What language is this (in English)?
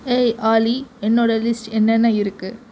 Tamil